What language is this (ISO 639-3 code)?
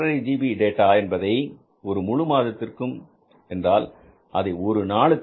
tam